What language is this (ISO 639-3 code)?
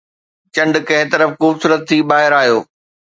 snd